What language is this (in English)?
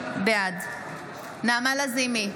Hebrew